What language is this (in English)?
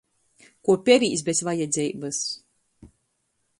Latgalian